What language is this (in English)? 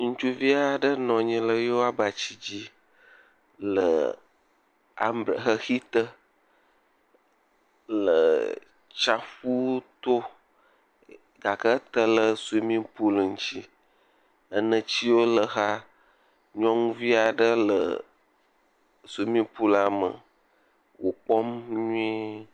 Ewe